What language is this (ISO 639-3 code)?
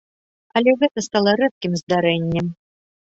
bel